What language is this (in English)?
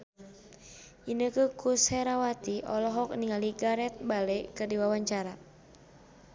Sundanese